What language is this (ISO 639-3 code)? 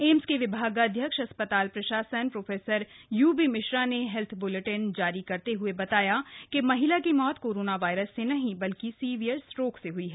hin